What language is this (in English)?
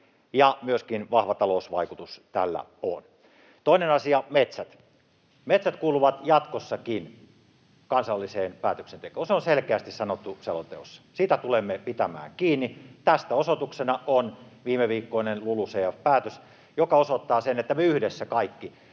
Finnish